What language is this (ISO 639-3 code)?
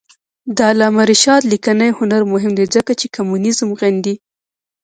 pus